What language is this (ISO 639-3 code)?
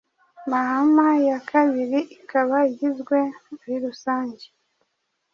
kin